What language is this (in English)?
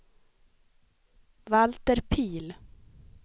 Swedish